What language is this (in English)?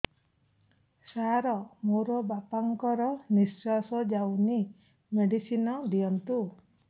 Odia